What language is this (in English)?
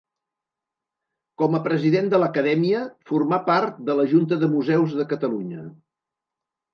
Catalan